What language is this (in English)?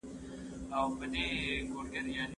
Pashto